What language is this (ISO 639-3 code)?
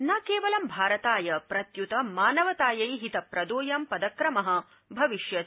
san